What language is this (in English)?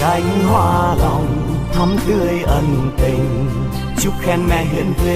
Vietnamese